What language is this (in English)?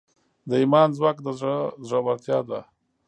Pashto